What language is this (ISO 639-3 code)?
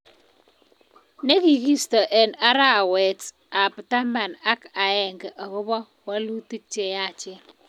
kln